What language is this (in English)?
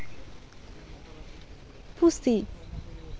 Santali